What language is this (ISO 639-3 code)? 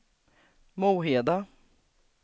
swe